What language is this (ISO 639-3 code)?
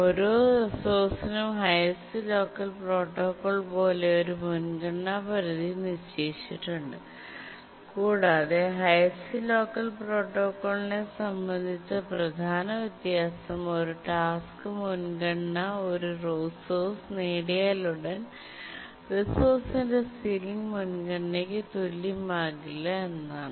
mal